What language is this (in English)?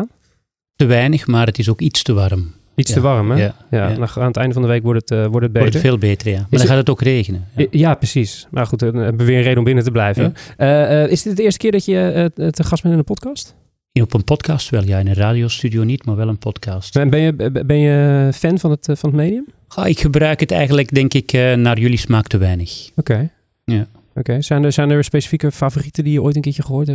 Dutch